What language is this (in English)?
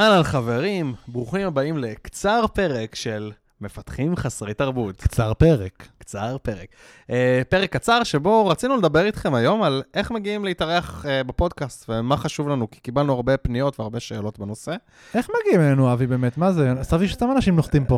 Hebrew